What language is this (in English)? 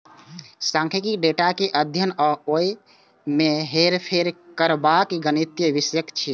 Maithili